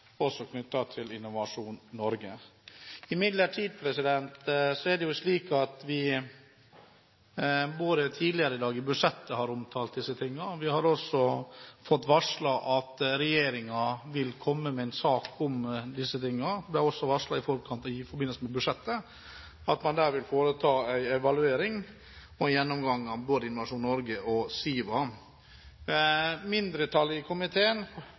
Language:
Norwegian Bokmål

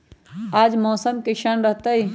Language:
Magahi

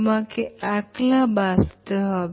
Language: Bangla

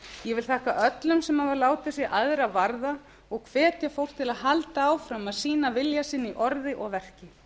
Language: Icelandic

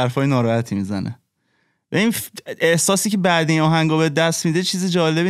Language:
Persian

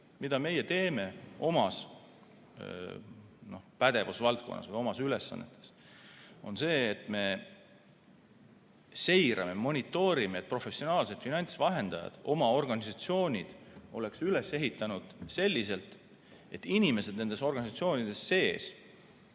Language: Estonian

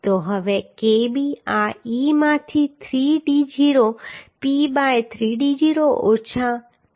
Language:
Gujarati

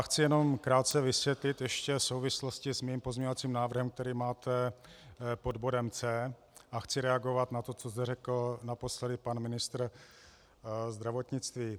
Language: Czech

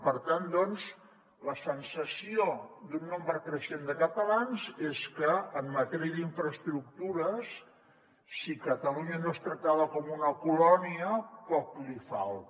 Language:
Catalan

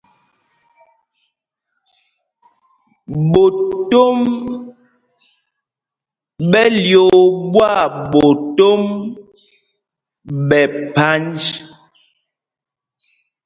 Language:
Mpumpong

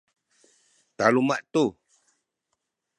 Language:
Sakizaya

